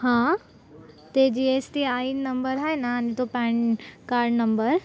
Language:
Marathi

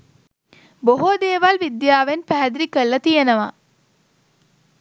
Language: Sinhala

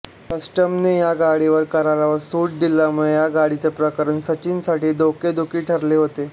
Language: Marathi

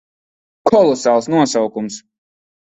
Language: Latvian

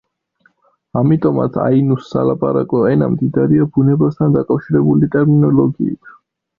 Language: Georgian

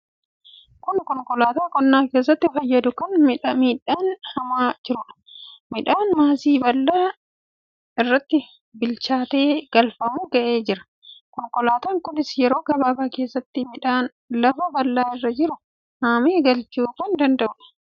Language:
Oromo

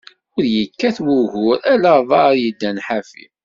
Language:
Kabyle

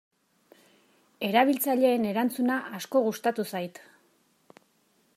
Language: Basque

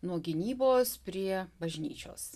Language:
Lithuanian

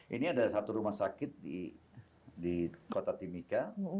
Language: Indonesian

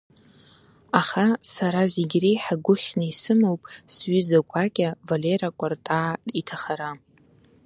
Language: Abkhazian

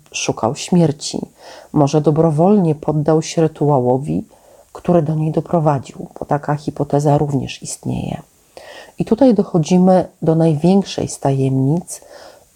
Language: Polish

